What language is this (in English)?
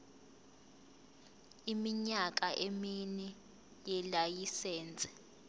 Zulu